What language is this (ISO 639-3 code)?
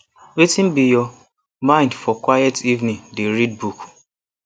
pcm